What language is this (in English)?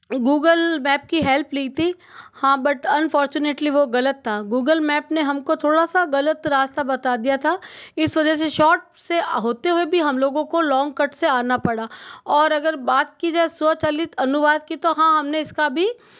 Hindi